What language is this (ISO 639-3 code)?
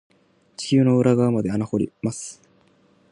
jpn